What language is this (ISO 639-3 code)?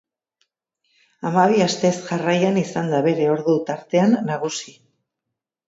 eus